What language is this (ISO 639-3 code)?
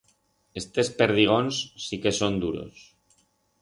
arg